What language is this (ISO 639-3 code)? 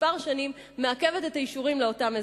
heb